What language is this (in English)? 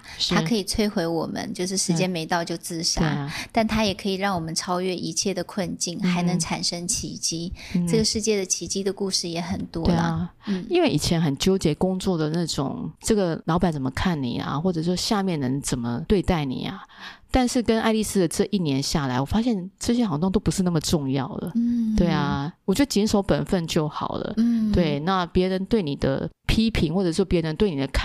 Chinese